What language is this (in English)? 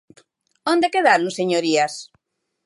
Galician